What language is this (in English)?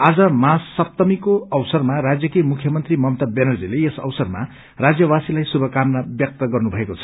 Nepali